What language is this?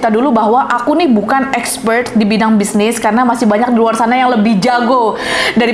Indonesian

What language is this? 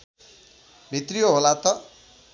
Nepali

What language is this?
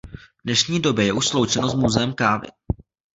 Czech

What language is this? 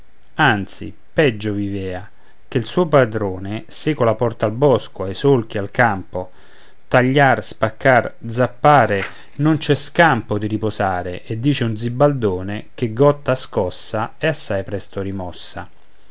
Italian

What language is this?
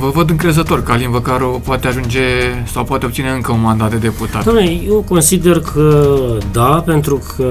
Romanian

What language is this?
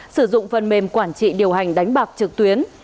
Vietnamese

